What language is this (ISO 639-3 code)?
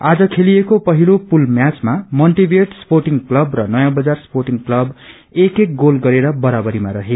nep